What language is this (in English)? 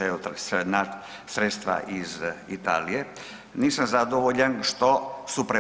Croatian